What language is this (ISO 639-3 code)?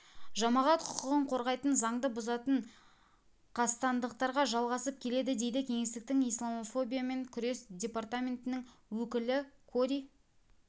kaz